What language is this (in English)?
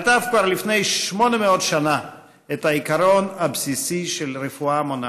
Hebrew